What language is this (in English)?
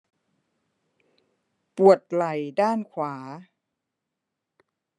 Thai